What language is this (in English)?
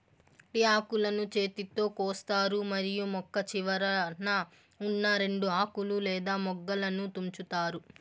Telugu